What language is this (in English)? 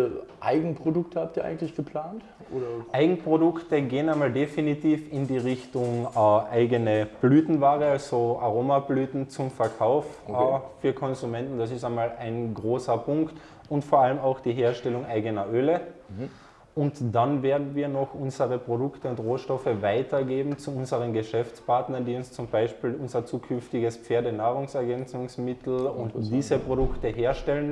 German